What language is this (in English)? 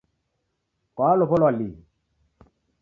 Taita